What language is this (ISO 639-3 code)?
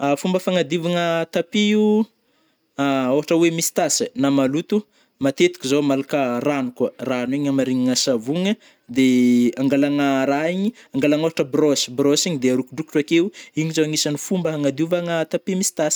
bmm